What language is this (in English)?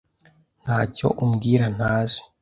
Kinyarwanda